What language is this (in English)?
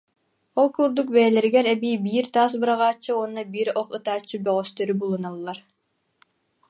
Yakut